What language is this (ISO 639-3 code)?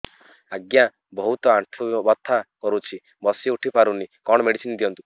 ori